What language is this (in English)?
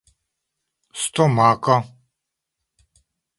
Esperanto